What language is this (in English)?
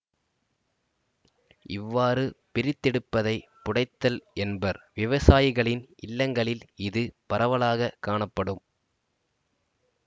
Tamil